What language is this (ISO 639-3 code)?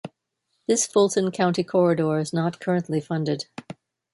eng